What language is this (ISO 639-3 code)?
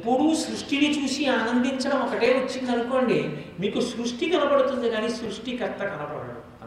tel